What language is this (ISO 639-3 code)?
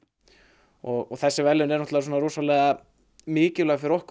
isl